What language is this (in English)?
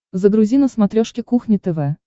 Russian